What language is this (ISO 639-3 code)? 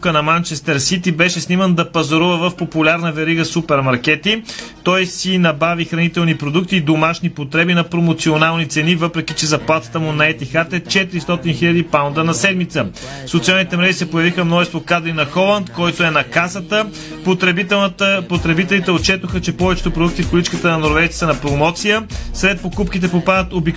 bul